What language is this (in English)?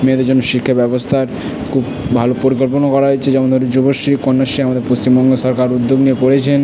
Bangla